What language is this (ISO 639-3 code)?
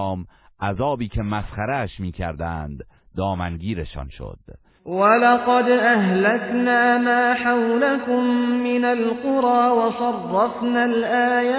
fas